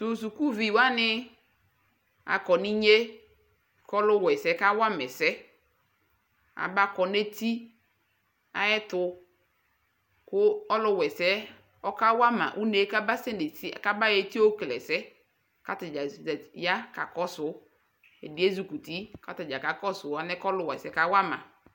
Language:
Ikposo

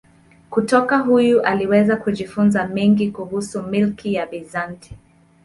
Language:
Swahili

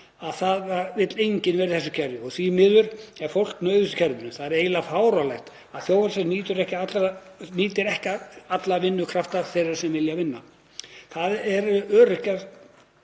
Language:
Icelandic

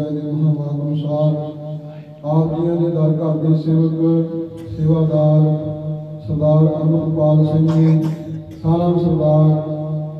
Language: Punjabi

